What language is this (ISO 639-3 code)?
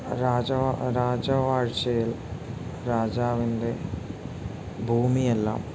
mal